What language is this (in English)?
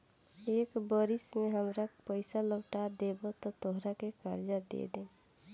Bhojpuri